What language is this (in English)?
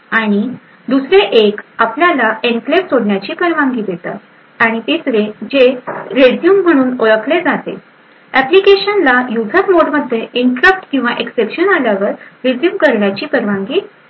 Marathi